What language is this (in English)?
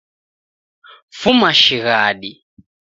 Taita